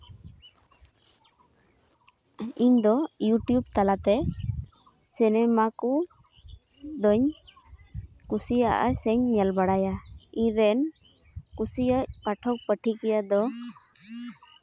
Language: Santali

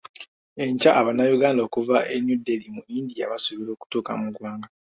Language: Ganda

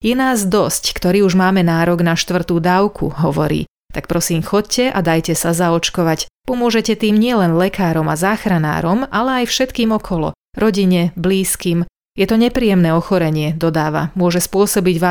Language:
Slovak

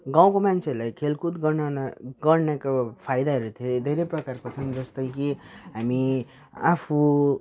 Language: Nepali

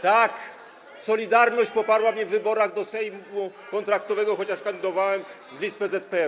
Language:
Polish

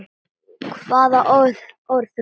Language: Icelandic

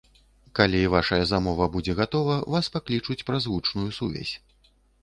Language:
Belarusian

